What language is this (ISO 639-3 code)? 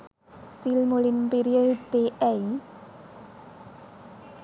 sin